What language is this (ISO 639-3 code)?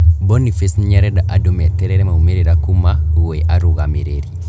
kik